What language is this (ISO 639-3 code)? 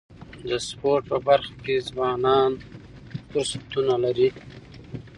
pus